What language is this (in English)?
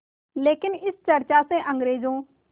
Hindi